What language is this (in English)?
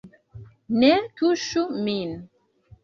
Esperanto